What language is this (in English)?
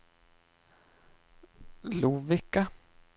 Swedish